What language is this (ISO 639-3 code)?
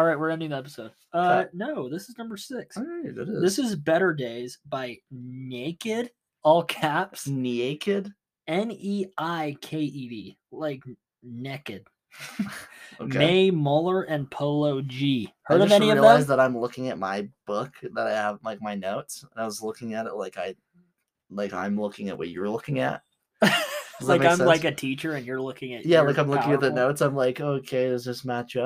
eng